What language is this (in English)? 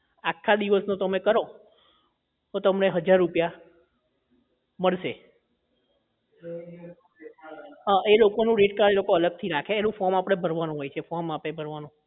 Gujarati